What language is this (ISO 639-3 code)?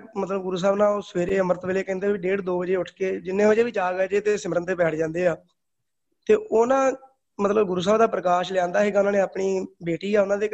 pan